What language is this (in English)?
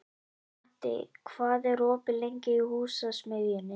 Icelandic